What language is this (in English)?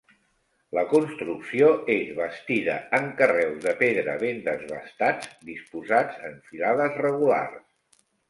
Catalan